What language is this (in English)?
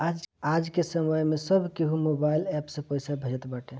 Bhojpuri